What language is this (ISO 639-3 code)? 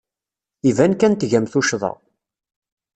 kab